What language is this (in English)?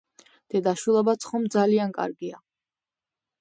Georgian